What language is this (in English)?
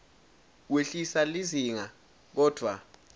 Swati